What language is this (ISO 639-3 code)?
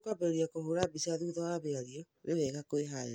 kik